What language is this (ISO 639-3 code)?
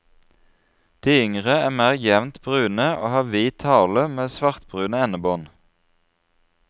nor